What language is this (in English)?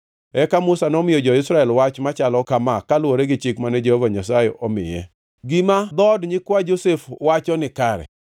Luo (Kenya and Tanzania)